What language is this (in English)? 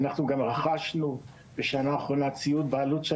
Hebrew